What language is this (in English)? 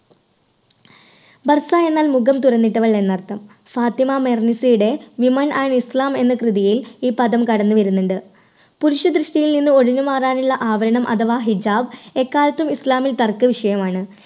Malayalam